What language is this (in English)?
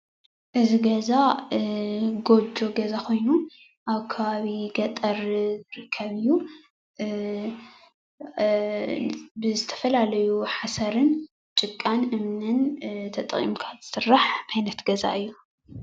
Tigrinya